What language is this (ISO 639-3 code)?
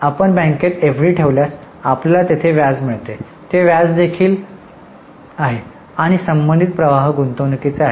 mar